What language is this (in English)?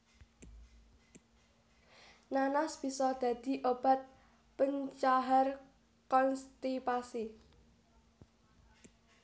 Javanese